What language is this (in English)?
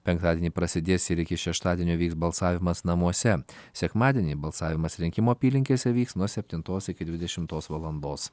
Lithuanian